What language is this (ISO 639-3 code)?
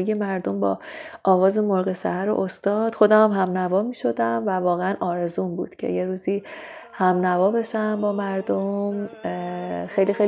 fas